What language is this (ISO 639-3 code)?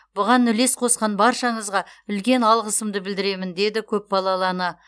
kaz